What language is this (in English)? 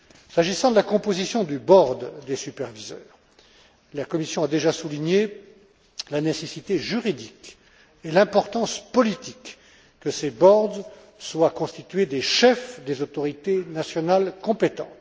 French